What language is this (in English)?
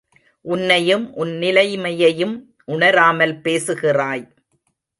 Tamil